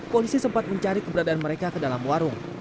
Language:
Indonesian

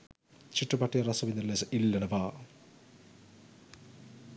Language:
Sinhala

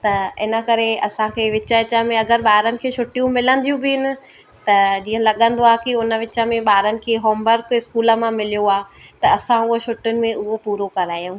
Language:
Sindhi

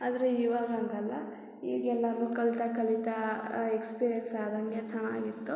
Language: Kannada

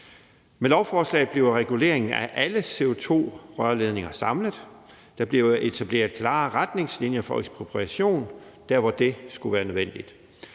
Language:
Danish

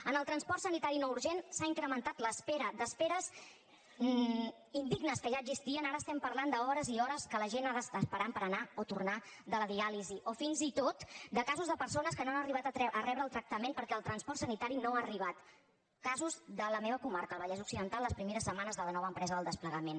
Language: Catalan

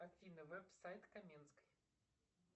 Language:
Russian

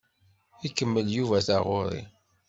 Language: Kabyle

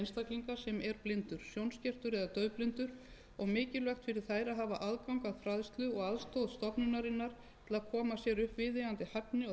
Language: Icelandic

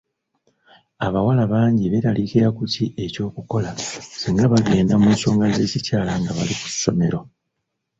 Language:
Ganda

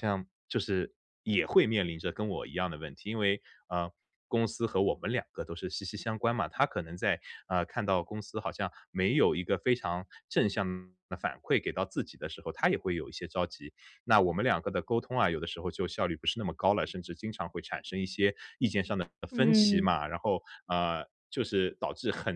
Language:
Chinese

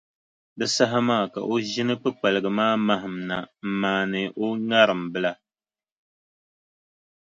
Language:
Dagbani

